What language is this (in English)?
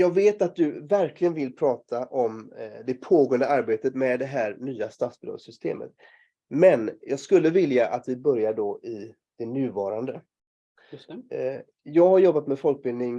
Swedish